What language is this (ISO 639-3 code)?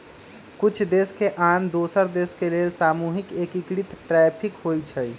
mag